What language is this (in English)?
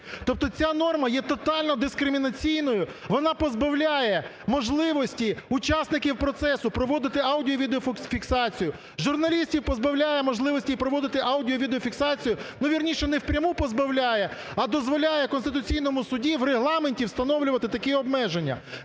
Ukrainian